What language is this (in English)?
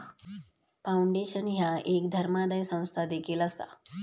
Marathi